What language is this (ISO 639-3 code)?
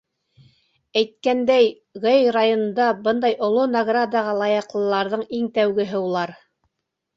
bak